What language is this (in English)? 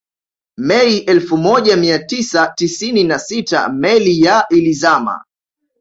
Swahili